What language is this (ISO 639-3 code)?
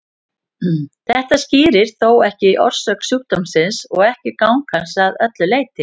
isl